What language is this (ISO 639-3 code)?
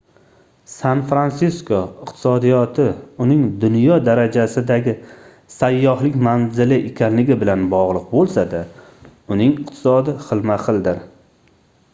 uzb